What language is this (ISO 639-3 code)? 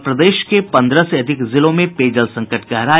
hin